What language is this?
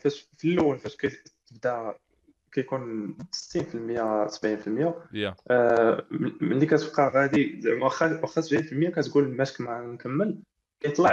Arabic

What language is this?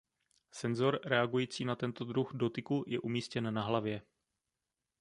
Czech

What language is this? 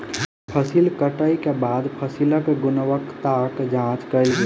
Maithili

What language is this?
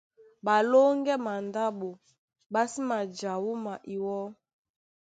Duala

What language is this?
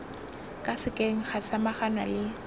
Tswana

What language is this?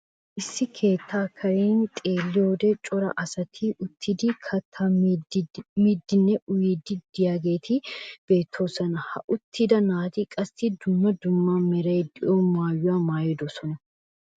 Wolaytta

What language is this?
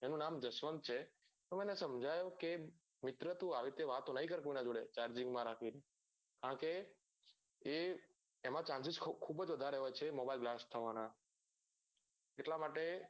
Gujarati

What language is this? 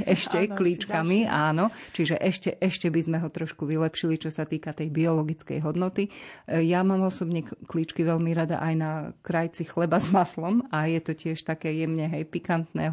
Slovak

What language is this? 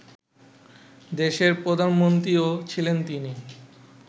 Bangla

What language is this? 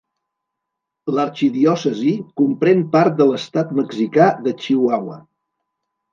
Catalan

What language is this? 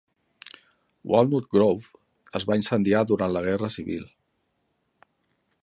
Catalan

